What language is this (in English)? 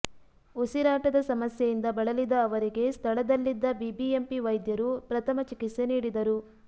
Kannada